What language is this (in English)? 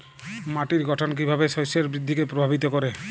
Bangla